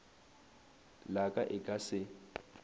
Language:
Northern Sotho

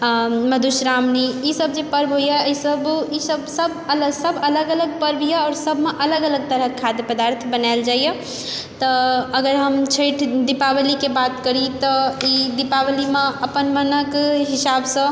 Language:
Maithili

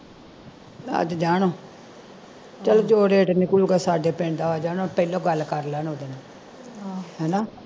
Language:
Punjabi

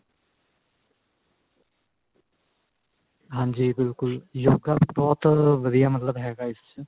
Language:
Punjabi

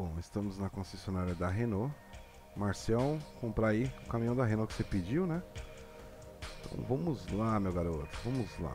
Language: Portuguese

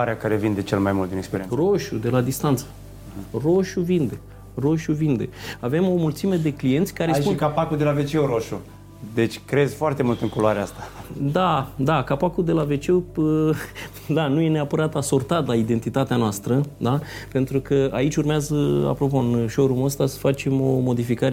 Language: Romanian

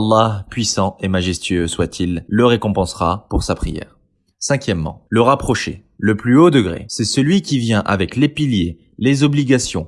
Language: French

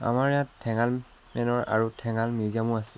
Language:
Assamese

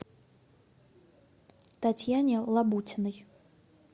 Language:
Russian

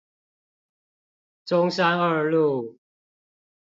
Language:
Chinese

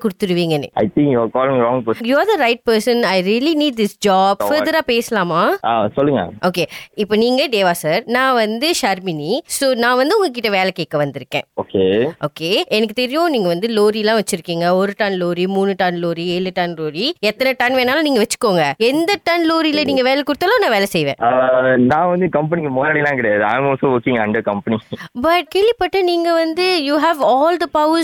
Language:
Tamil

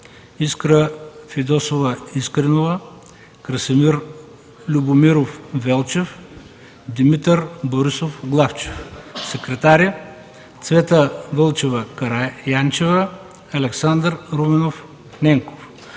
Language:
Bulgarian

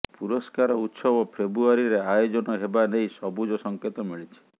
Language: Odia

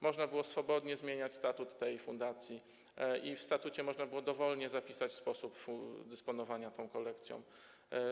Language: Polish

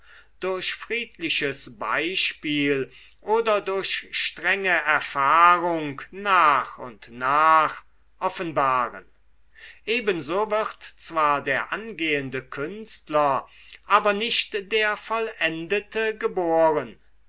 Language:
German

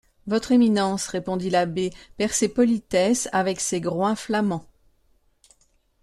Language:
French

